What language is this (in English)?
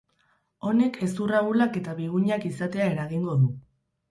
Basque